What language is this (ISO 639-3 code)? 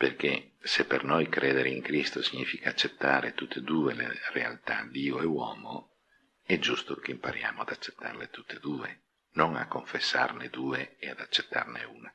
ita